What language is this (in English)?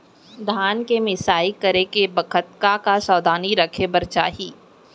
Chhattisgarhi